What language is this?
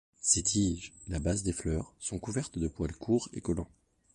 French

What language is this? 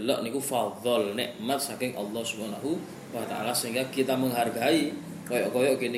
Malay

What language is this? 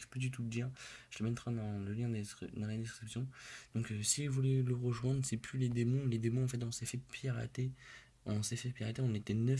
French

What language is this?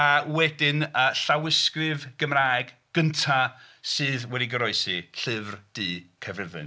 Welsh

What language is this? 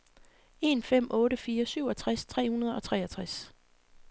Danish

